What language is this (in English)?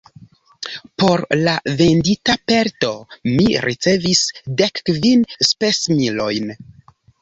Esperanto